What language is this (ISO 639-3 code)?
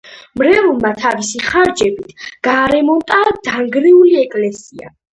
kat